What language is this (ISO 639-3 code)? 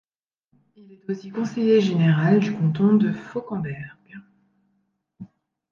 fra